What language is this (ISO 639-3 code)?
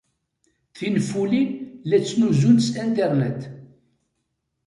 kab